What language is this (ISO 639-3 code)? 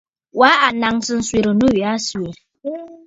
bfd